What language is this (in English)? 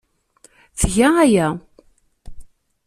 Kabyle